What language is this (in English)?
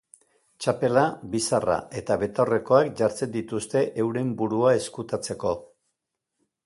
Basque